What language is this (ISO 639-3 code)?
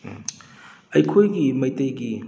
mni